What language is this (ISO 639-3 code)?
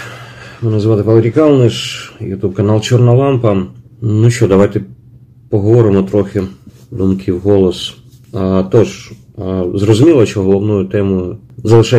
ukr